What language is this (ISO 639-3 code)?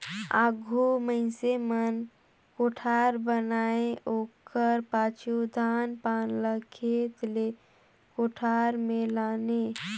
hne